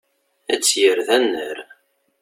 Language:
Kabyle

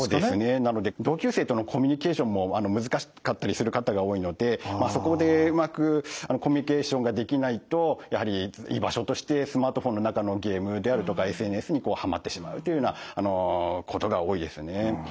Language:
Japanese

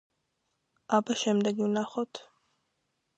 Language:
Georgian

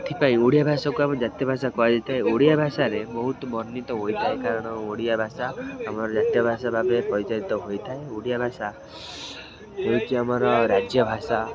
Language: Odia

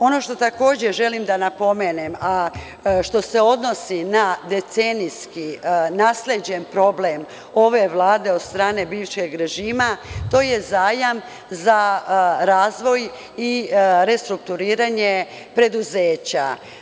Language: Serbian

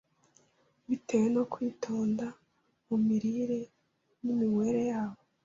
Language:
Kinyarwanda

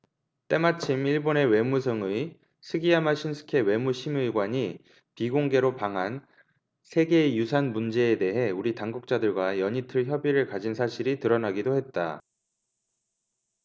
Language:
Korean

